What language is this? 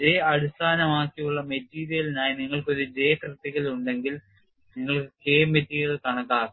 Malayalam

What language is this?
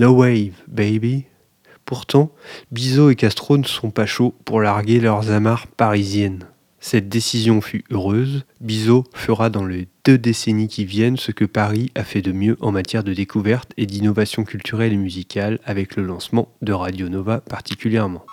French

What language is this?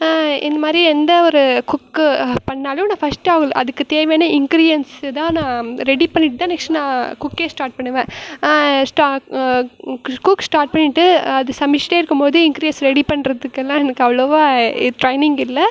Tamil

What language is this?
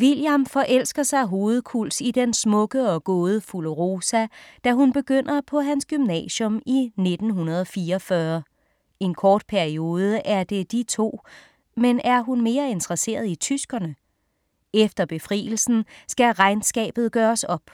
Danish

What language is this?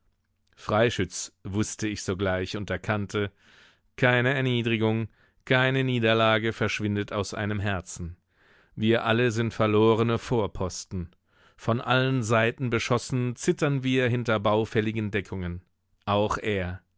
German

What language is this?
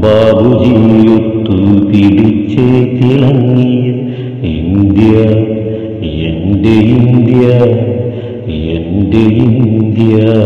Hindi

